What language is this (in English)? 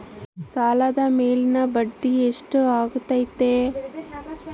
Kannada